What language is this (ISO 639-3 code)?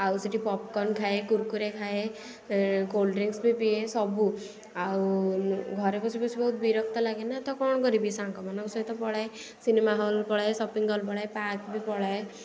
ori